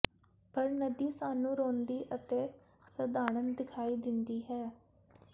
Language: Punjabi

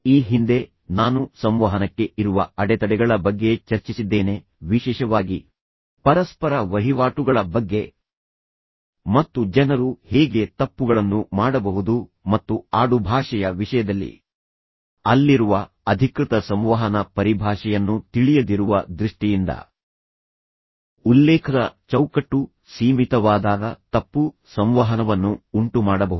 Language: Kannada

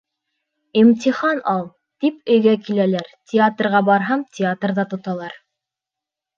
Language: Bashkir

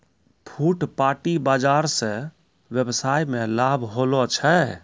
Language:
Maithili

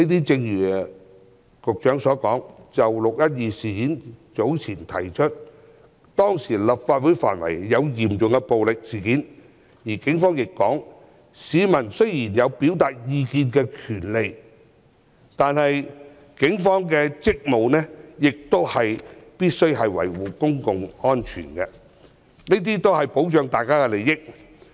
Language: Cantonese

